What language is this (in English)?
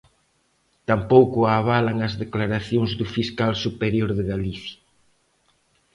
Galician